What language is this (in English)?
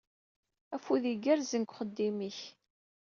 Kabyle